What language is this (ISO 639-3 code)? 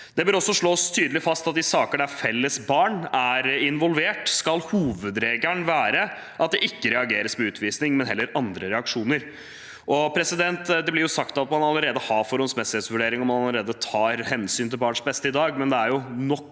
nor